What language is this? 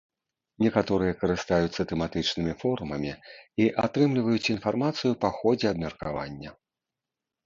Belarusian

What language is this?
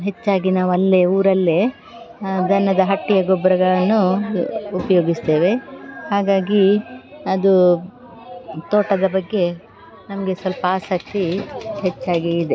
Kannada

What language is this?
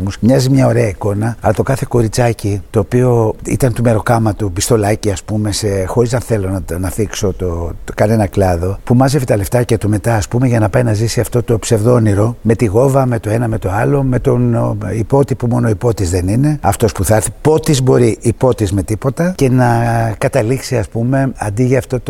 Greek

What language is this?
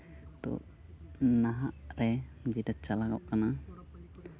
Santali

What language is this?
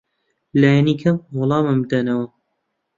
Central Kurdish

